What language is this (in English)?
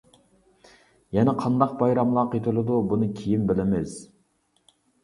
Uyghur